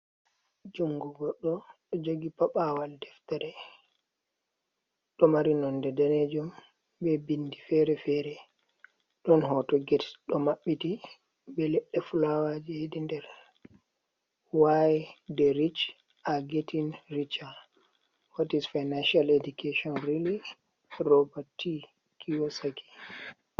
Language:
Fula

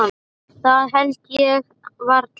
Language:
Icelandic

